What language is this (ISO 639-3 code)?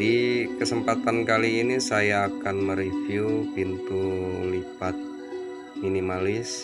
ind